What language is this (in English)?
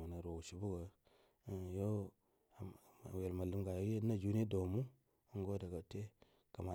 Buduma